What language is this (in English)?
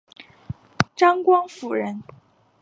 Chinese